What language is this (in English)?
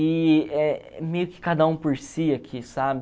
Portuguese